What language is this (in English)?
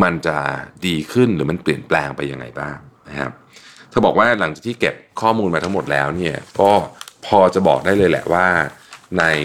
Thai